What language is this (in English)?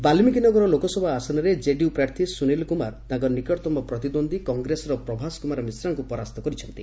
Odia